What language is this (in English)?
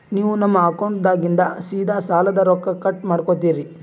Kannada